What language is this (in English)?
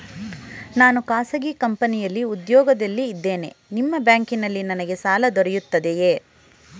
Kannada